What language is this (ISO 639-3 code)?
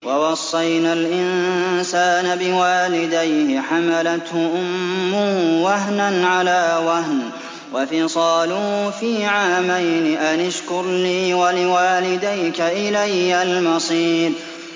ara